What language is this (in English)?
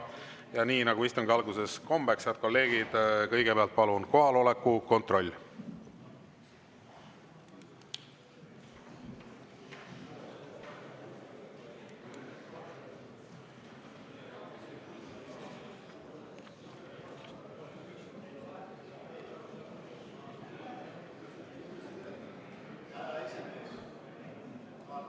Estonian